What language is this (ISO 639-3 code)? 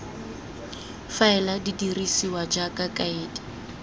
tsn